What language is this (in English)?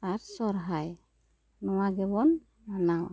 Santali